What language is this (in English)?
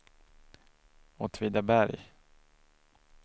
Swedish